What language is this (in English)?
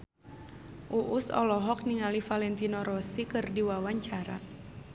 Sundanese